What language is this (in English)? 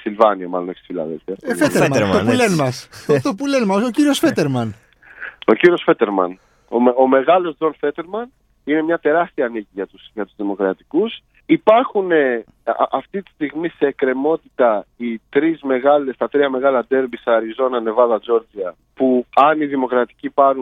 Greek